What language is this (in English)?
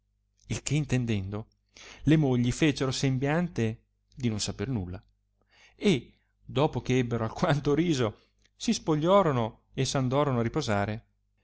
Italian